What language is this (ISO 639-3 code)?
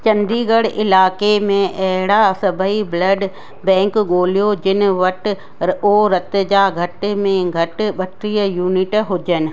snd